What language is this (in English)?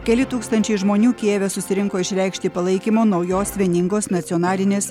Lithuanian